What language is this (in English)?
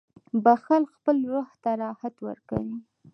Pashto